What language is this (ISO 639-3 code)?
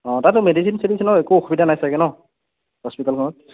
asm